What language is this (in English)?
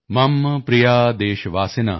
Punjabi